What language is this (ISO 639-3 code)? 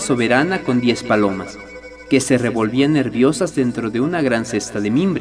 spa